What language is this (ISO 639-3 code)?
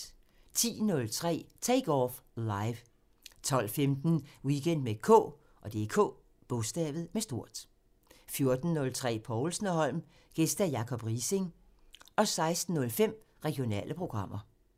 dan